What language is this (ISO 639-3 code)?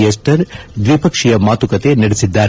kan